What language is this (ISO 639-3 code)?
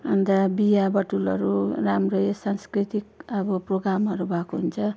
nep